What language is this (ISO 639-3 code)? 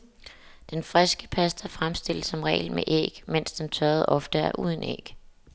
dan